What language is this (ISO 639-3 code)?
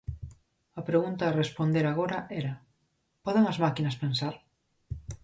glg